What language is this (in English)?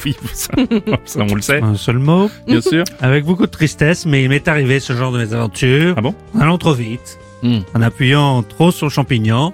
French